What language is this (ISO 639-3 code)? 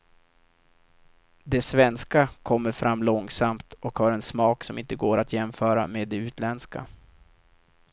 swe